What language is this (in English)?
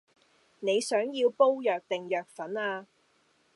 Cantonese